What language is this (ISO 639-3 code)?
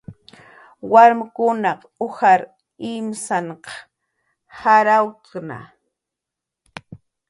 jqr